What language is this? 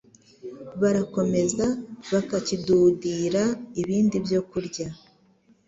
Kinyarwanda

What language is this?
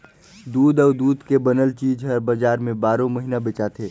Chhattisgarhi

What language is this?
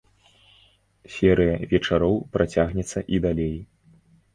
Belarusian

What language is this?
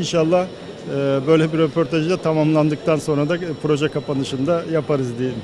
Turkish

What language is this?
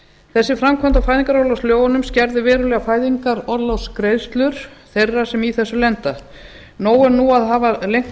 Icelandic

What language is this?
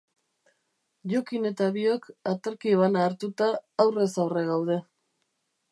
Basque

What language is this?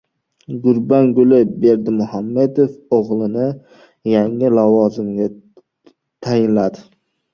Uzbek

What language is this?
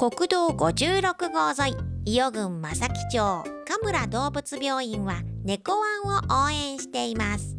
Japanese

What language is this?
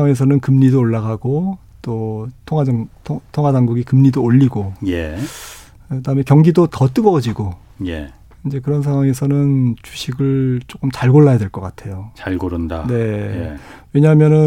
Korean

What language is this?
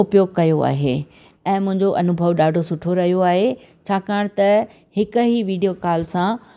Sindhi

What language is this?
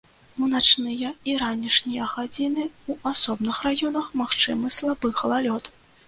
Belarusian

